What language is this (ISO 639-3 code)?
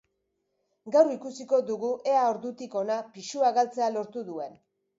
eus